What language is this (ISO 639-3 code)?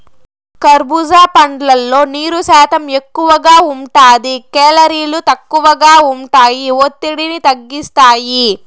tel